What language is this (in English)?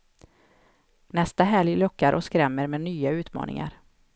Swedish